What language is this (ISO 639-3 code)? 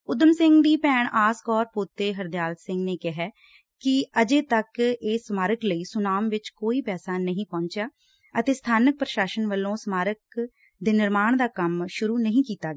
pan